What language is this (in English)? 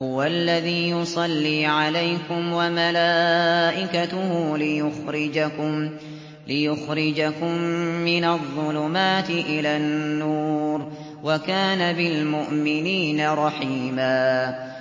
Arabic